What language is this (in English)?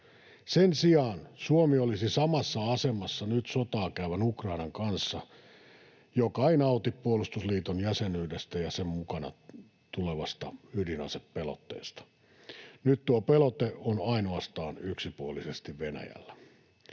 Finnish